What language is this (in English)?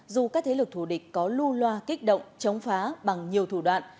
Vietnamese